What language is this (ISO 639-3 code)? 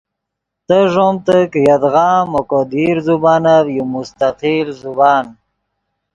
ydg